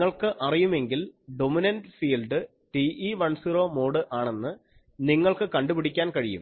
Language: Malayalam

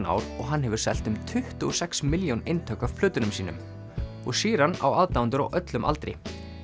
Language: Icelandic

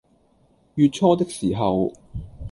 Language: Cantonese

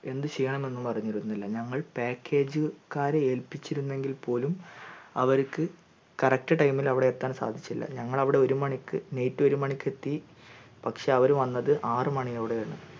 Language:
Malayalam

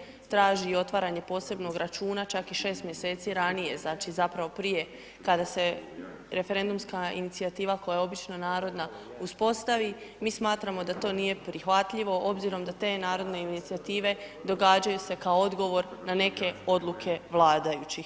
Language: Croatian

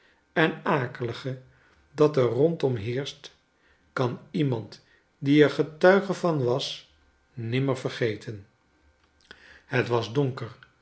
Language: Dutch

